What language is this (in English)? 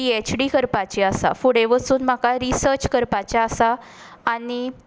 Konkani